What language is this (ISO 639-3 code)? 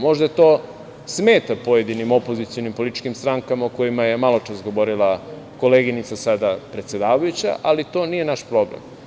srp